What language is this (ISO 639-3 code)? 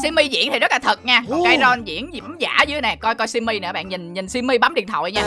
vie